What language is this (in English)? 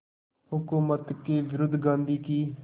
Hindi